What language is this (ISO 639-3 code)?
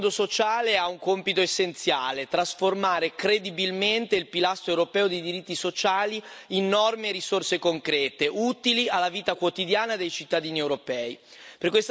ita